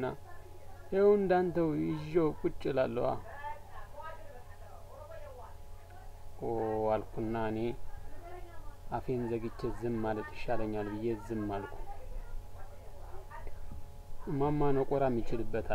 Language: Arabic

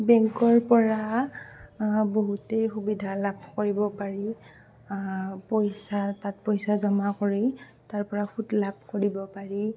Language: Assamese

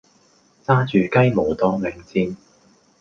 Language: Cantonese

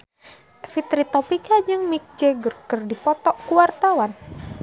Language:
Sundanese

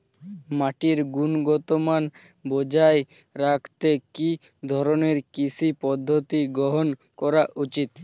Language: Bangla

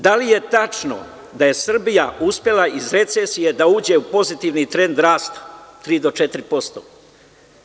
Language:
Serbian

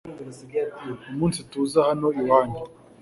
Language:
Kinyarwanda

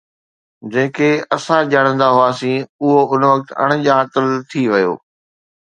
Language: Sindhi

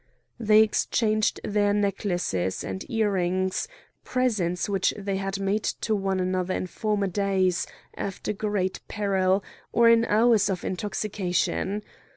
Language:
English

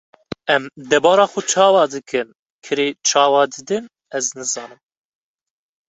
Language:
Kurdish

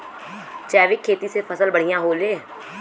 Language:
Bhojpuri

